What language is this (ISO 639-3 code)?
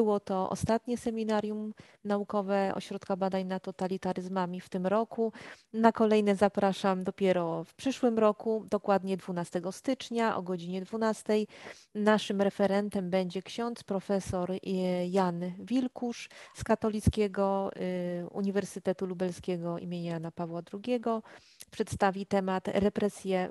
pol